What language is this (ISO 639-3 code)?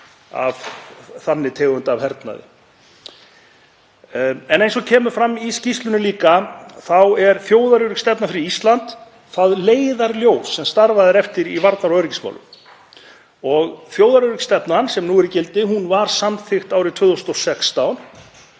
isl